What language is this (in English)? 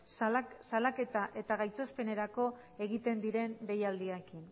Basque